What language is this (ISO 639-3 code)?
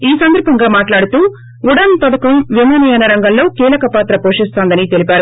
tel